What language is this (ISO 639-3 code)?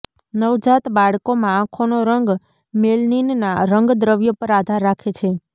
guj